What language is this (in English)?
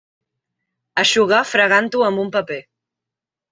Catalan